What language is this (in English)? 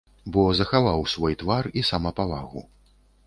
Belarusian